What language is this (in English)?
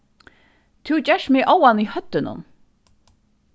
Faroese